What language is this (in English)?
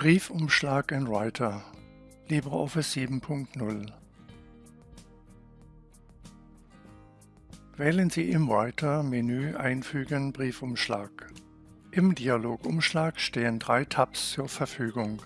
German